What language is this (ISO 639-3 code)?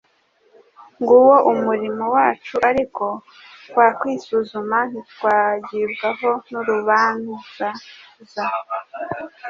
kin